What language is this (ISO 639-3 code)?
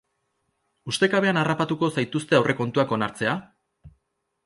eus